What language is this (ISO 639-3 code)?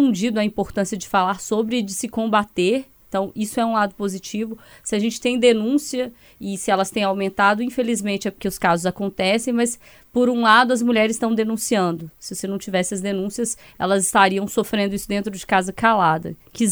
por